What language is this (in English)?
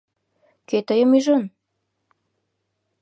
Mari